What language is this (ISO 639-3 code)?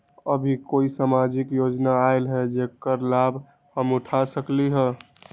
mag